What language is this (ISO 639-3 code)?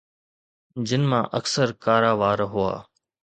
snd